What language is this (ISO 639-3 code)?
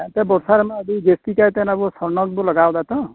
sat